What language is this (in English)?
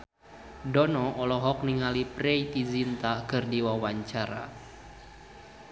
Sundanese